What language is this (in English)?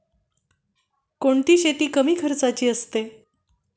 Marathi